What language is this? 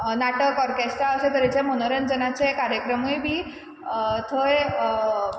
Konkani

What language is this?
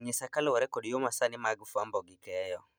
Luo (Kenya and Tanzania)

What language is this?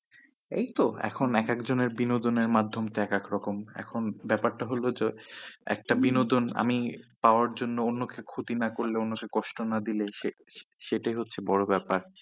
Bangla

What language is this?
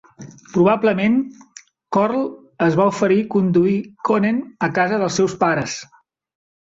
Catalan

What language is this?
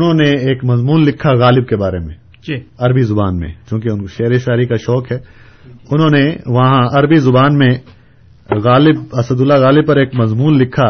Urdu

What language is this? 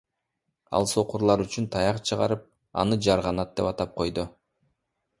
Kyrgyz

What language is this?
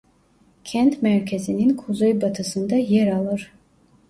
Turkish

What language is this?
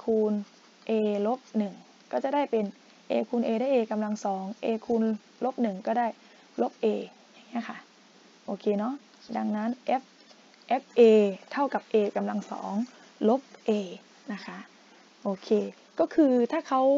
Thai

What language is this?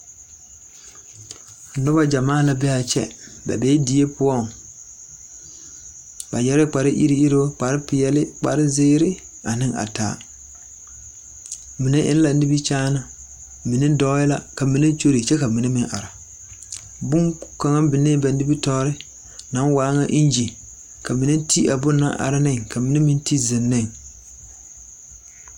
Southern Dagaare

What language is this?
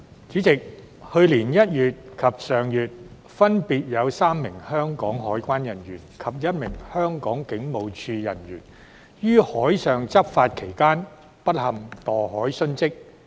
Cantonese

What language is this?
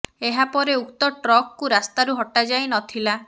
Odia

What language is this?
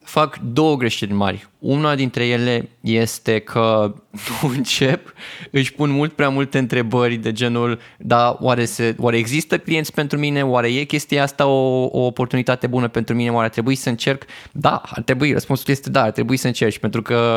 Romanian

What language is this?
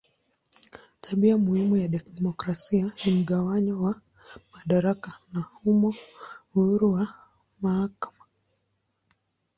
Swahili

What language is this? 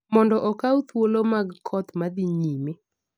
Luo (Kenya and Tanzania)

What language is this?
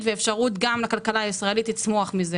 Hebrew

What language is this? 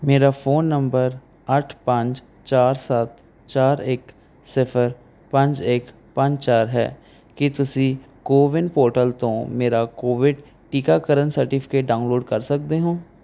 Punjabi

